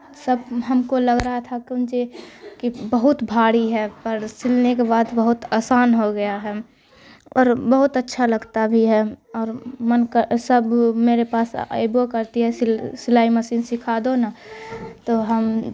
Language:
Urdu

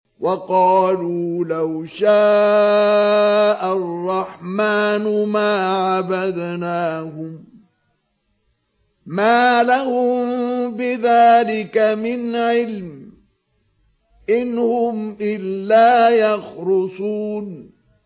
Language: Arabic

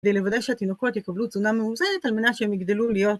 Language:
Hebrew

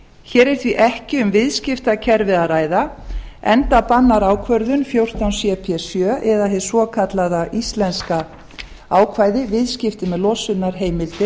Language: Icelandic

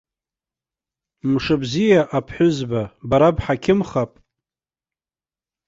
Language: Abkhazian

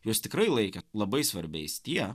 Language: Lithuanian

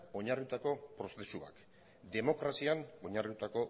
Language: Basque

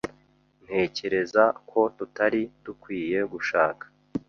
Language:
Kinyarwanda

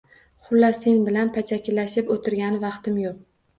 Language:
Uzbek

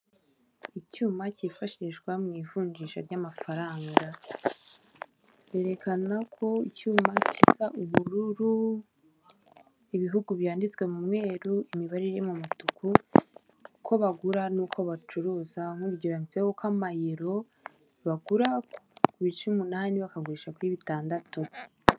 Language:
Kinyarwanda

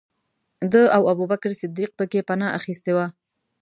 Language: Pashto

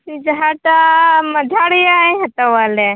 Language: Santali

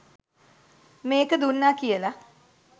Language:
Sinhala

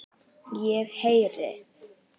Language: Icelandic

